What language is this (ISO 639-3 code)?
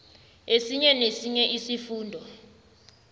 nbl